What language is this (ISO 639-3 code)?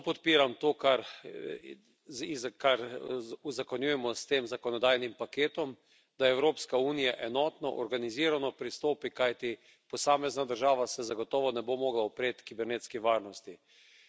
slv